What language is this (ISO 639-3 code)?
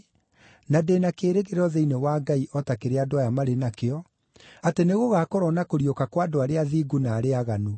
kik